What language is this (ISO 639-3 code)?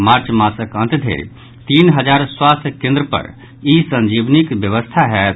mai